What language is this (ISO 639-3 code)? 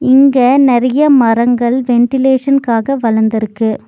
tam